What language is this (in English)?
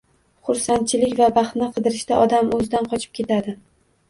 Uzbek